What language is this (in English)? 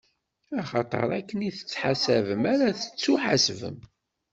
Kabyle